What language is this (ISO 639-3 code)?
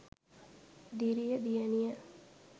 sin